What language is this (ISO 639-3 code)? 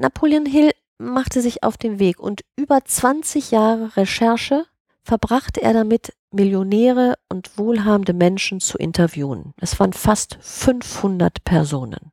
deu